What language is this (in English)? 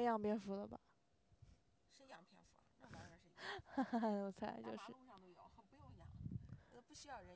Chinese